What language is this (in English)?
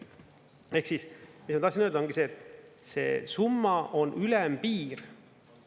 Estonian